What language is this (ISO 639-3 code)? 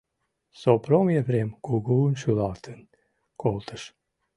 chm